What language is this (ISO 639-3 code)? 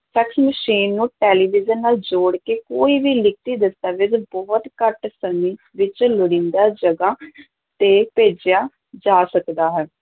pan